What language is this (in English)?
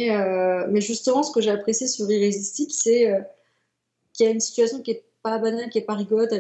French